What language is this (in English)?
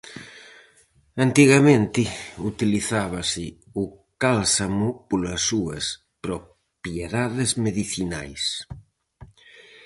Galician